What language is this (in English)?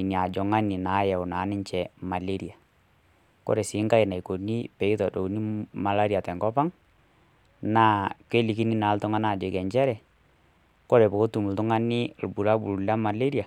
Masai